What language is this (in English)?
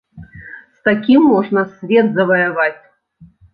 Belarusian